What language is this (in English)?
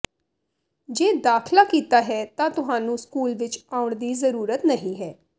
Punjabi